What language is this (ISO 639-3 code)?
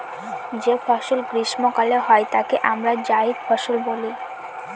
ben